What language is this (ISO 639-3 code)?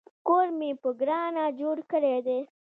pus